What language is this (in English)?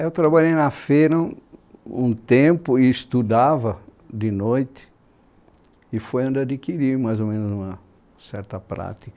Portuguese